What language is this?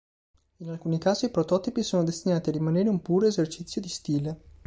Italian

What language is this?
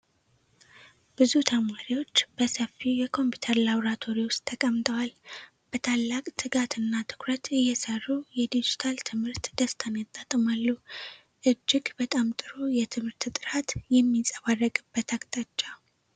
Amharic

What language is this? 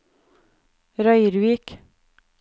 Norwegian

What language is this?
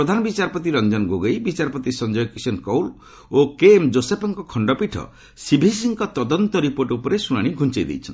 Odia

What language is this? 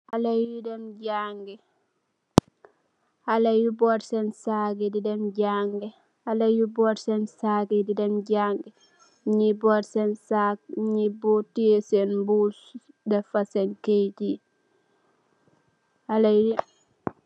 Wolof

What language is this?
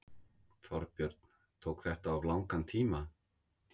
Icelandic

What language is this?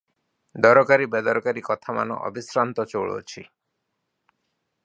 Odia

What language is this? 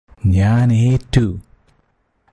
Malayalam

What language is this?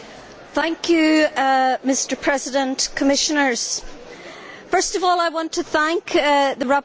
English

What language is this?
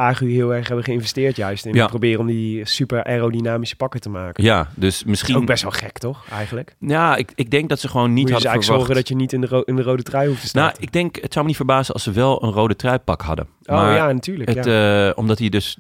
Dutch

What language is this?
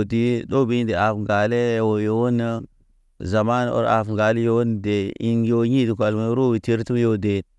Naba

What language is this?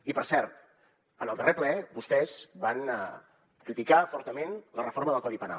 Catalan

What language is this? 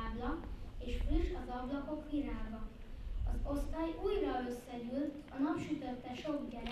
Hungarian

